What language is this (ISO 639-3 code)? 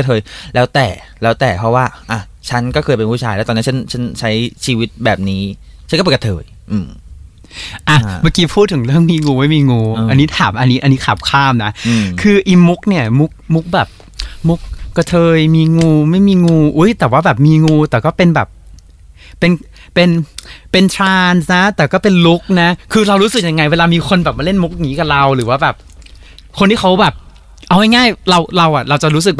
tha